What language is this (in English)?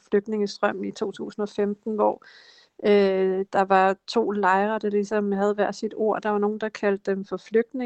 Danish